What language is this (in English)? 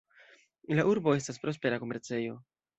Esperanto